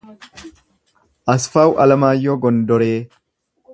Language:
Oromo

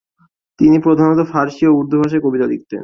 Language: Bangla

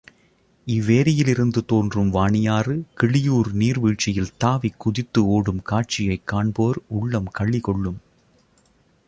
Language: Tamil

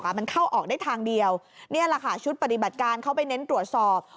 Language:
Thai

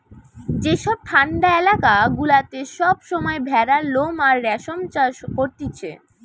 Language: Bangla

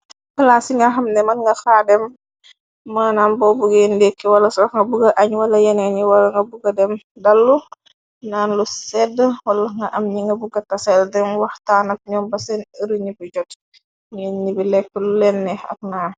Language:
Wolof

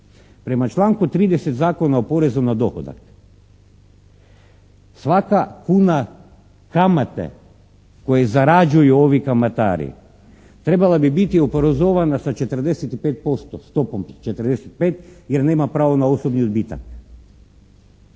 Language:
Croatian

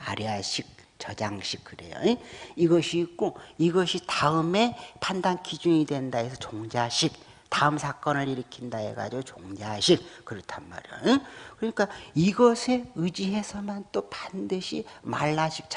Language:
Korean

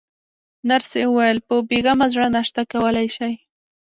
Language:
Pashto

